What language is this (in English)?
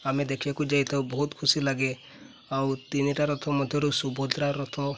Odia